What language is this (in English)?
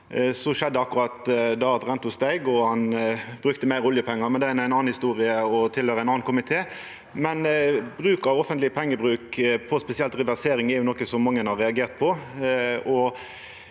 Norwegian